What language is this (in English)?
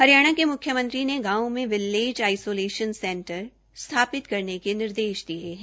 Hindi